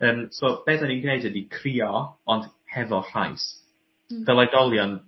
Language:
Welsh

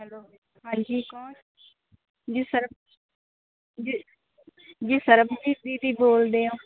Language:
Punjabi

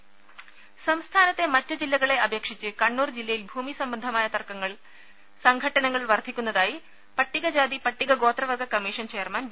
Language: Malayalam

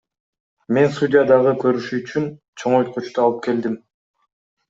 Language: Kyrgyz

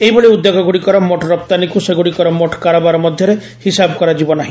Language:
Odia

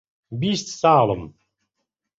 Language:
Central Kurdish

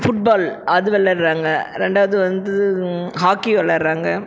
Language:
Tamil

